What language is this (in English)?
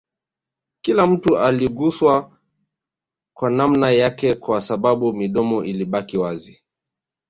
Swahili